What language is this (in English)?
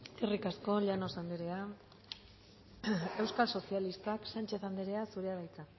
Basque